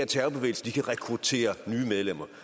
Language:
Danish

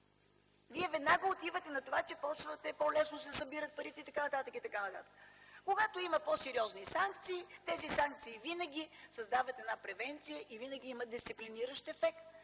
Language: Bulgarian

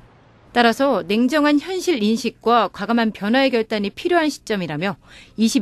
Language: Korean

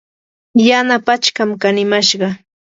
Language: Yanahuanca Pasco Quechua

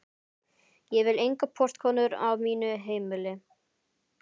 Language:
Icelandic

